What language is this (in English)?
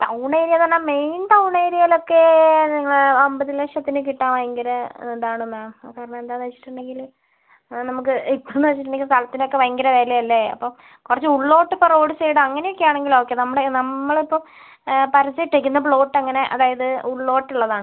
Malayalam